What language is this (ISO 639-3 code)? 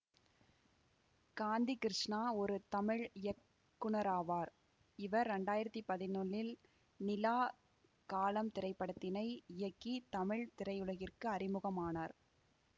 tam